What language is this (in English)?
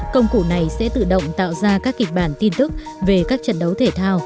Vietnamese